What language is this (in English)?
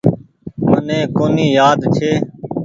Goaria